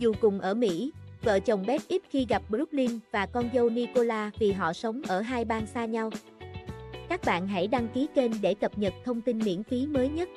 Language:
Vietnamese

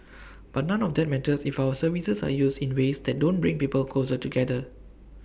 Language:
English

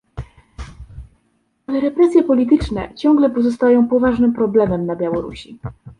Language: Polish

